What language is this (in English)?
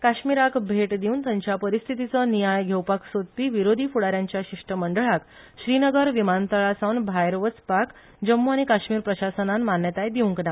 Konkani